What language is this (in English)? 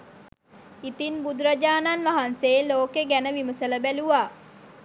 Sinhala